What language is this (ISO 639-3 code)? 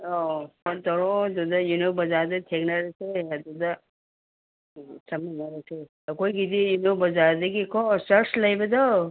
mni